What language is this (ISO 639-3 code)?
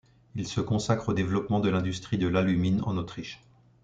fra